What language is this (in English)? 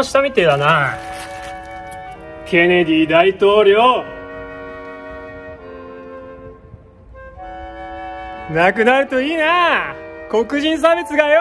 Japanese